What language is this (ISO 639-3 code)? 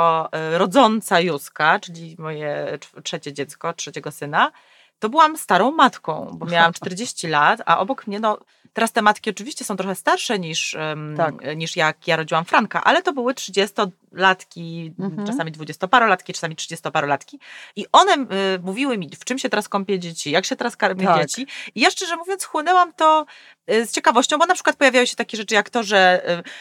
pol